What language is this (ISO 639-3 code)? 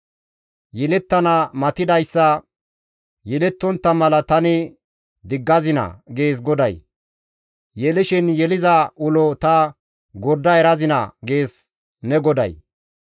gmv